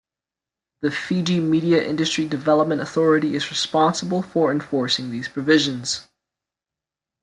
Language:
English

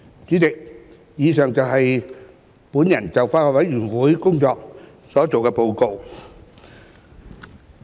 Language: Cantonese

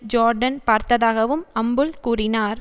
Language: Tamil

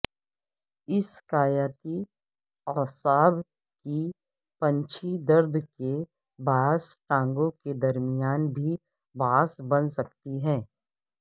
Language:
Urdu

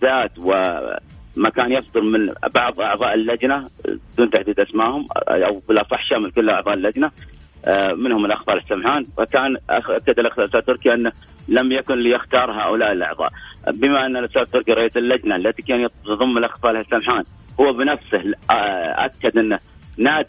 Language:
Arabic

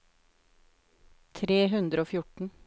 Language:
Norwegian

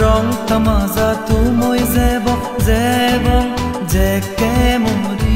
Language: Romanian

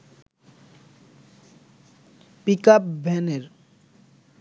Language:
Bangla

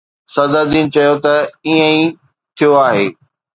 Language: Sindhi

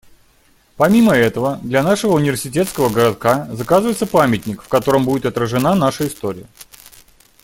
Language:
Russian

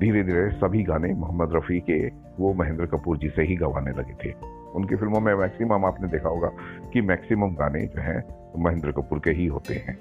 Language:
Hindi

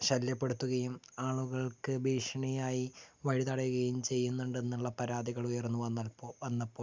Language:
Malayalam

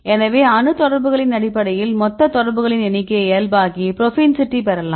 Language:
Tamil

